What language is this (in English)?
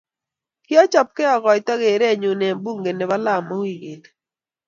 Kalenjin